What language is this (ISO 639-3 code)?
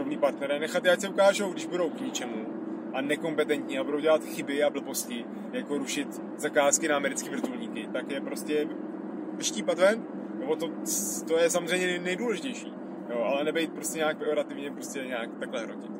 ces